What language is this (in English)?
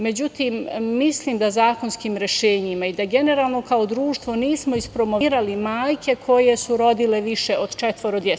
Serbian